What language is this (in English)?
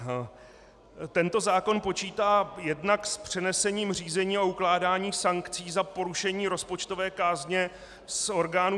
Czech